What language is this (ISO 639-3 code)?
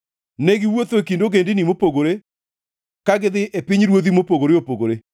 luo